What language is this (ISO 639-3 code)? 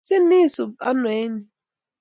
kln